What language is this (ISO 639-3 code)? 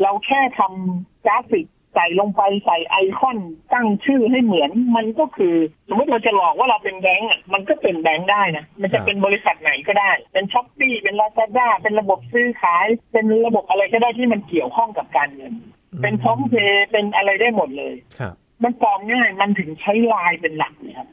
tha